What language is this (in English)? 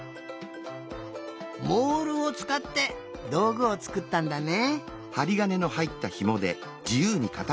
Japanese